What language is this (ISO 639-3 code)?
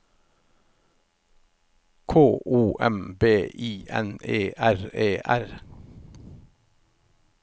nor